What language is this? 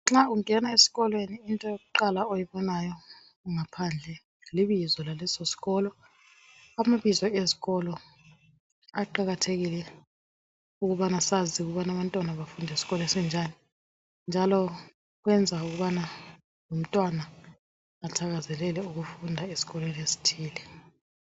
North Ndebele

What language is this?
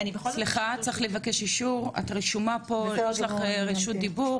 Hebrew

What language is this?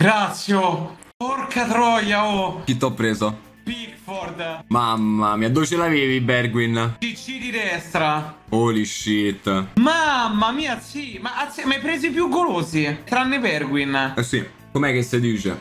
Italian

